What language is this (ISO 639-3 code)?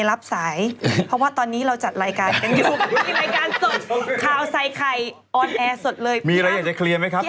tha